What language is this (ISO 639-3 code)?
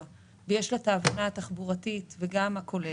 heb